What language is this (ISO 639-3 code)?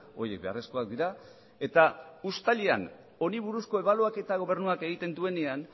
eus